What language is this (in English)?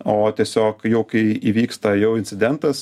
Lithuanian